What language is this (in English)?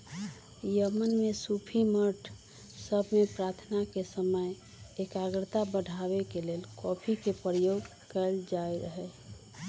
Magahi